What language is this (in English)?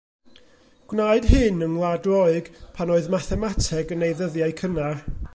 Welsh